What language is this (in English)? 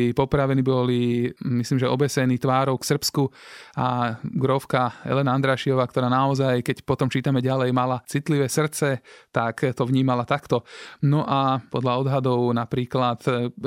Slovak